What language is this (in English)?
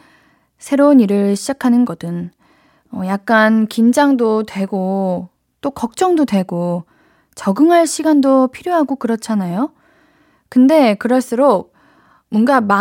Korean